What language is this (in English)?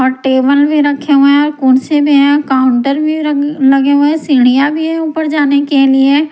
Hindi